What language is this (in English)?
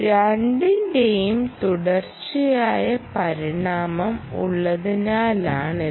Malayalam